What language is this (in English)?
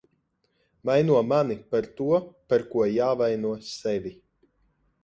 Latvian